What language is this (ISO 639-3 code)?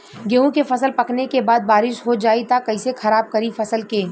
bho